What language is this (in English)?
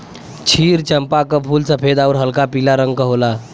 Bhojpuri